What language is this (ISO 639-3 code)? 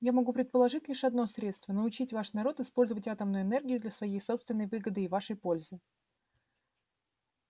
rus